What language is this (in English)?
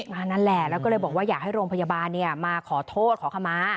Thai